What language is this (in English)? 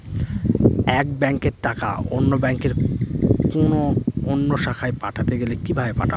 Bangla